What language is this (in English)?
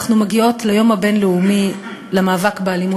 Hebrew